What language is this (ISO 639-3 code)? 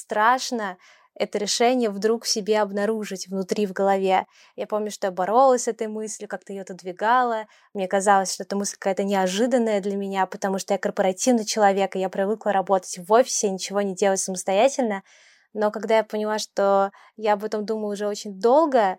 rus